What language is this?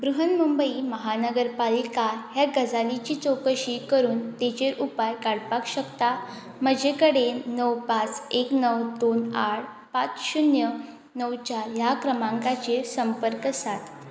Konkani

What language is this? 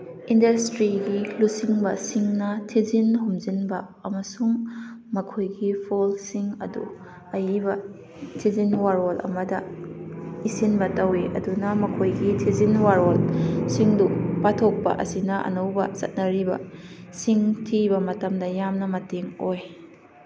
Manipuri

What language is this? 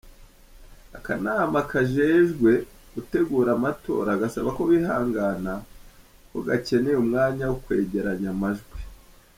Kinyarwanda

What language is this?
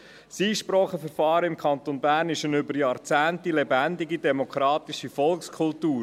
Swiss German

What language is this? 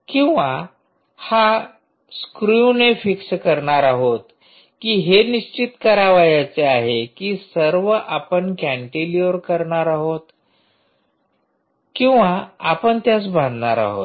Marathi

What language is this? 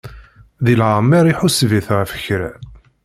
Kabyle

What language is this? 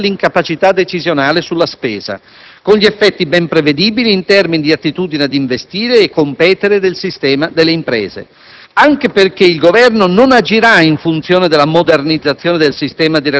Italian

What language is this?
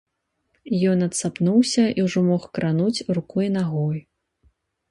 Belarusian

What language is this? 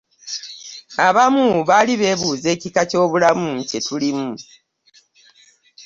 Ganda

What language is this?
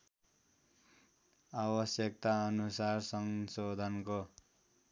Nepali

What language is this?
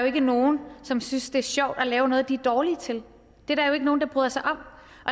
Danish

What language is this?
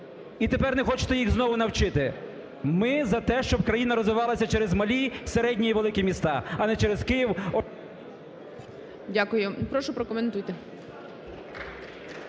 Ukrainian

